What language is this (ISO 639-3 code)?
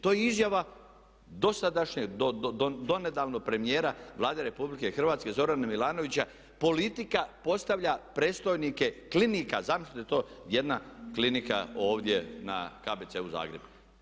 hrv